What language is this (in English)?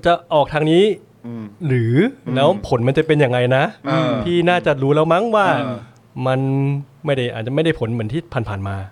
Thai